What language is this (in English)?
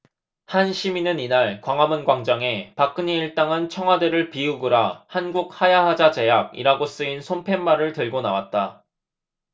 Korean